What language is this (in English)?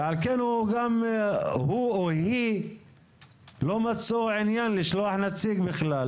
Hebrew